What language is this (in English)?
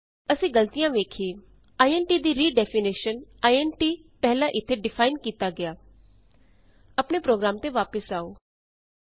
Punjabi